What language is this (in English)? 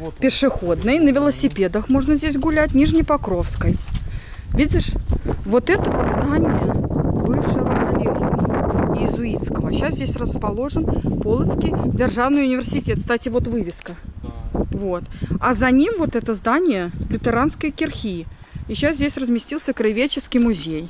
Russian